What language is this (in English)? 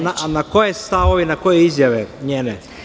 Serbian